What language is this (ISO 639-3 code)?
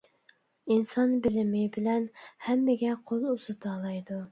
uig